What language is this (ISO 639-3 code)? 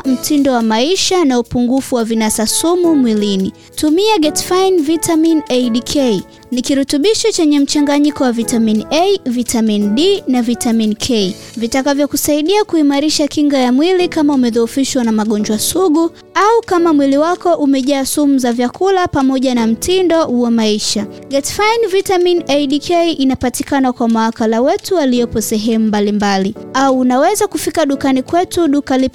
swa